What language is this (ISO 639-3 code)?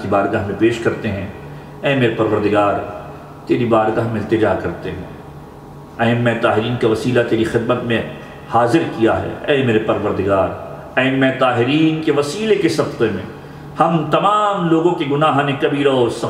ara